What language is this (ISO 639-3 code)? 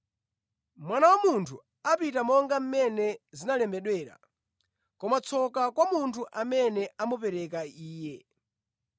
nya